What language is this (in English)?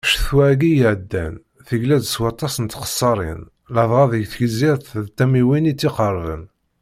Kabyle